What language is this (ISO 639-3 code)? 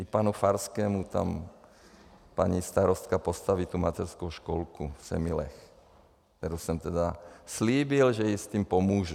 ces